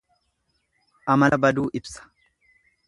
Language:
Oromo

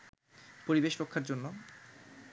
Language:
Bangla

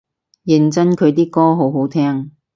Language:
Cantonese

